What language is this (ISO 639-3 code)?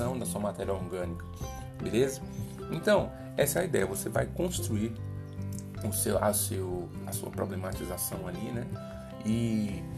por